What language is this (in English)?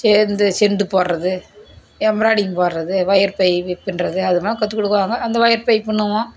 Tamil